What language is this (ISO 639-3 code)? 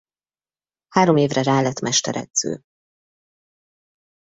hun